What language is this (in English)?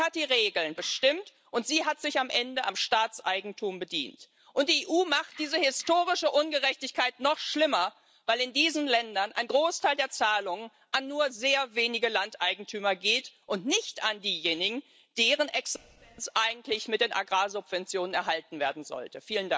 German